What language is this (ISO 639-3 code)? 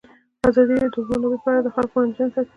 pus